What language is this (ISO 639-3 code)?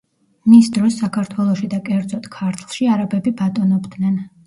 kat